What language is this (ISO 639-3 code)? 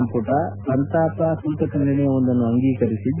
kan